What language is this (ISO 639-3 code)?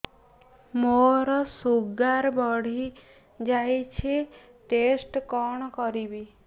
ori